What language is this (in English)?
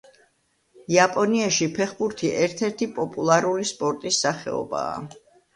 Georgian